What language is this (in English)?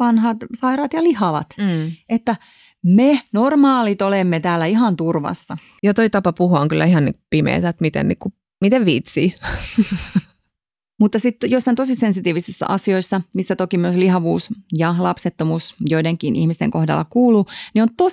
Finnish